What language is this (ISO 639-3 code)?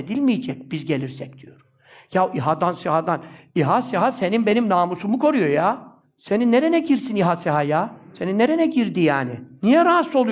tur